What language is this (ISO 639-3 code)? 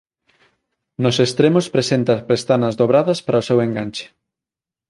glg